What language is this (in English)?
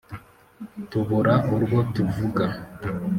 Kinyarwanda